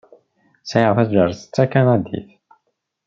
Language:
Kabyle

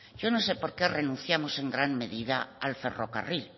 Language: Spanish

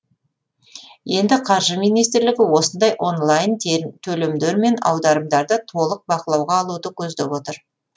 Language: Kazakh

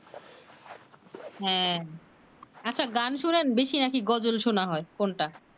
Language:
Bangla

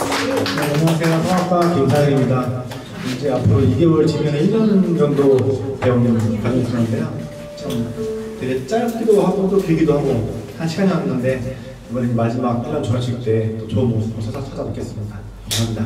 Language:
Korean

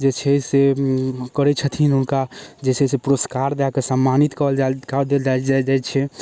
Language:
Maithili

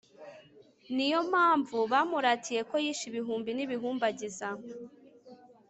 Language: Kinyarwanda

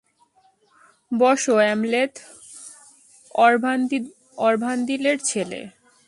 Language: Bangla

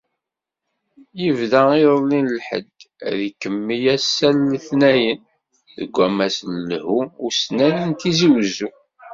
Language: Kabyle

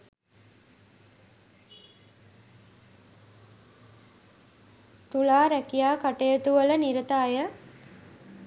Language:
Sinhala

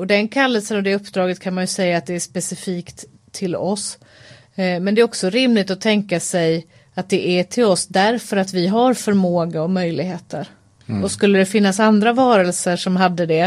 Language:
Swedish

